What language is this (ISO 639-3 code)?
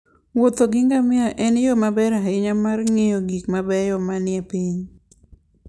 luo